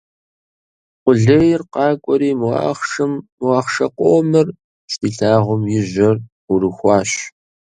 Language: Kabardian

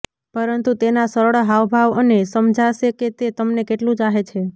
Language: Gujarati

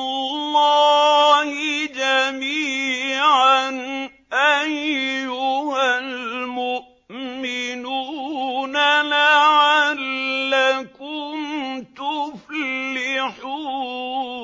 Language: Arabic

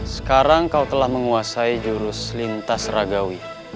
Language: Indonesian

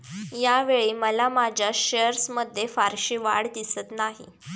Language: Marathi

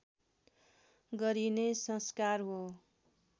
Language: Nepali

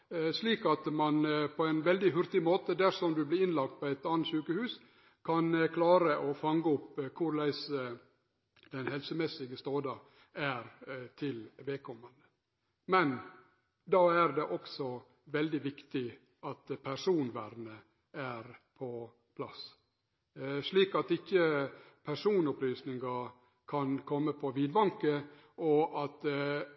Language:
Norwegian Nynorsk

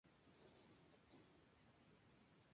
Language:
Spanish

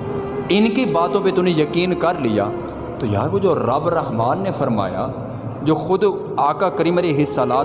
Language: Urdu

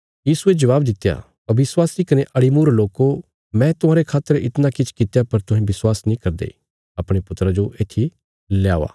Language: Bilaspuri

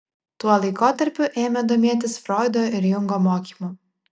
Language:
Lithuanian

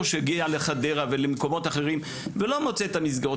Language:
Hebrew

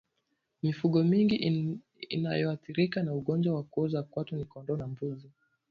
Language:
Swahili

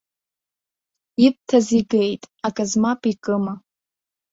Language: Abkhazian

